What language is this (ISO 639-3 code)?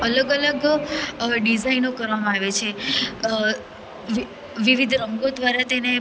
guj